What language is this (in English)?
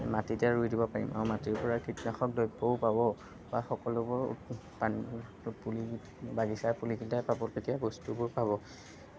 Assamese